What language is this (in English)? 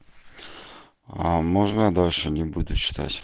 Russian